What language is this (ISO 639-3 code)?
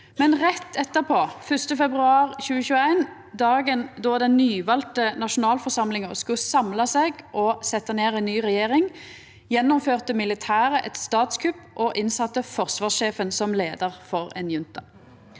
nor